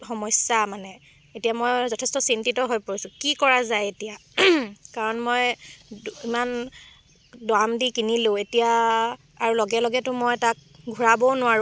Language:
Assamese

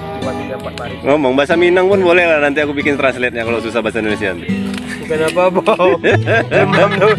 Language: Indonesian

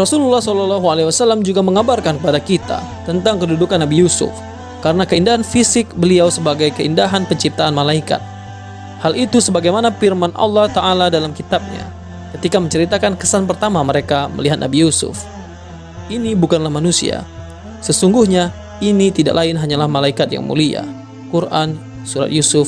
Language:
Indonesian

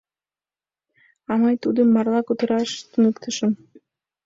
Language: Mari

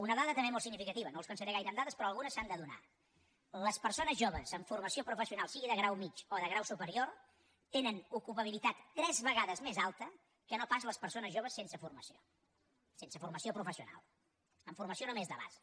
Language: Catalan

